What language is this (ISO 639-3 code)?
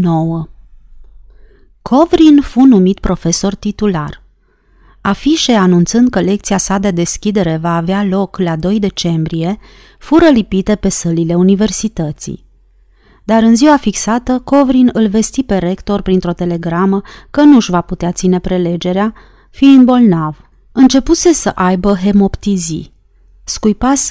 ron